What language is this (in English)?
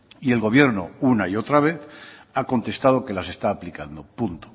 Spanish